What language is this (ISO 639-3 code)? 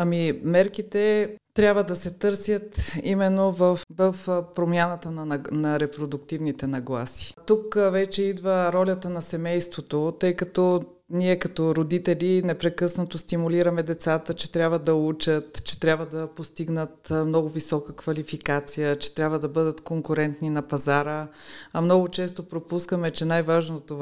bul